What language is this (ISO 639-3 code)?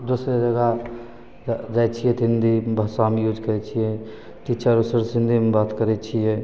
mai